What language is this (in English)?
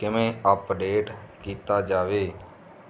Punjabi